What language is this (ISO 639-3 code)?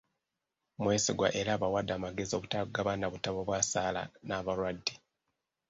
lug